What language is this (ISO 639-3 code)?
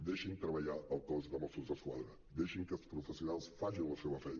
cat